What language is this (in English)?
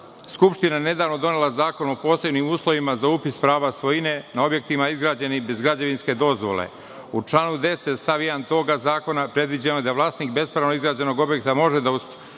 Serbian